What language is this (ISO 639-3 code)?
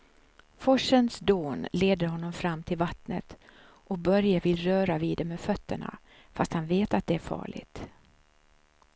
swe